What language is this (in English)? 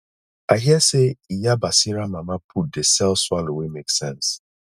Nigerian Pidgin